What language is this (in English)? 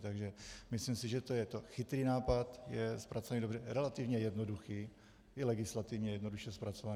Czech